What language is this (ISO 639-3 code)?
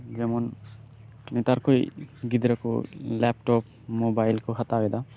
sat